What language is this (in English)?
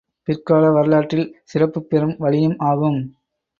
Tamil